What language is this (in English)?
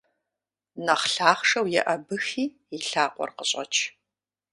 Kabardian